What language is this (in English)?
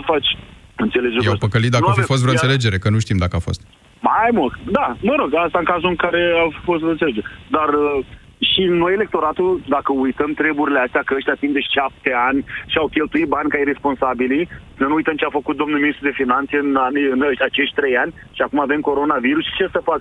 Romanian